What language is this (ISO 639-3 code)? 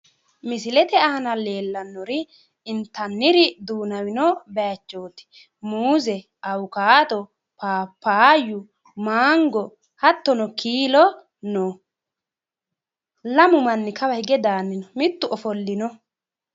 sid